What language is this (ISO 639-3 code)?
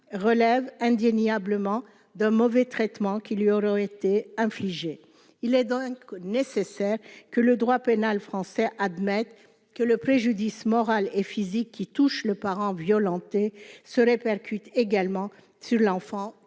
fra